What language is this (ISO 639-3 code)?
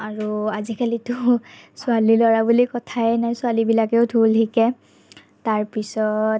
asm